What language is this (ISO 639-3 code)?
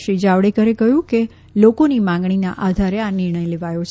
guj